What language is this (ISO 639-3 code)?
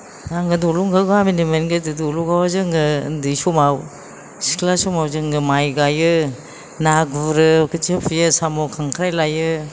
brx